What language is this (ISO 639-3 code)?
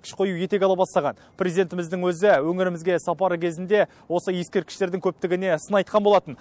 tur